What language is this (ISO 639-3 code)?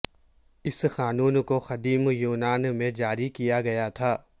urd